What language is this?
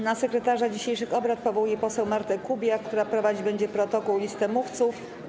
Polish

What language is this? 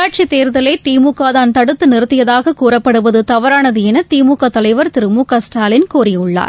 Tamil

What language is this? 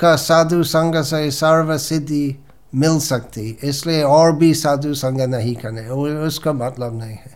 Hindi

